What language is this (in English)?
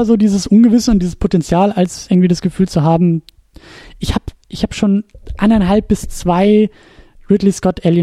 German